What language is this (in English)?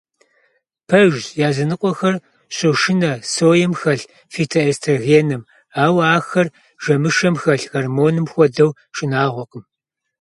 Kabardian